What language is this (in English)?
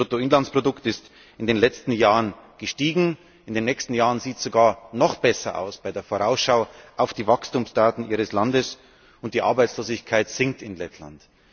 German